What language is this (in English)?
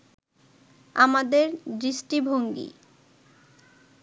Bangla